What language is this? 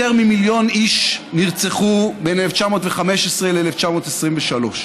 Hebrew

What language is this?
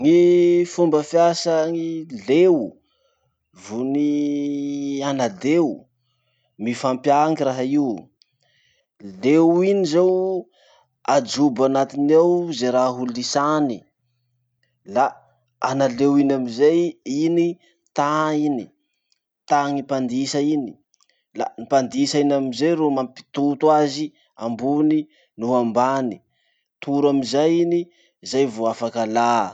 Masikoro Malagasy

